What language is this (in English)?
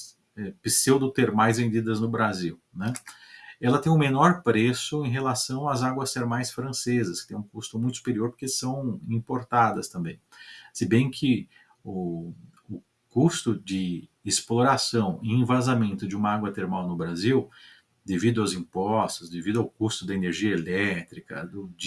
Portuguese